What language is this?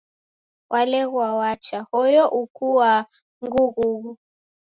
Taita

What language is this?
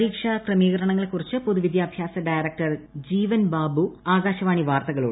Malayalam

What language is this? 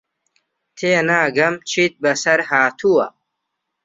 Central Kurdish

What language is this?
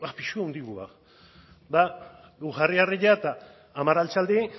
Basque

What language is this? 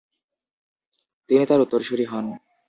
Bangla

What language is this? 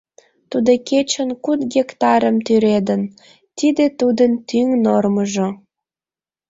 Mari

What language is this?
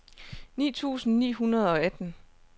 Danish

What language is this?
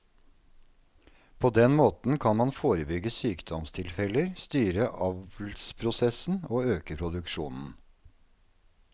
Norwegian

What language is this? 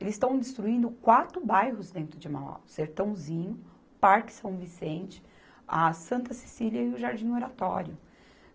Portuguese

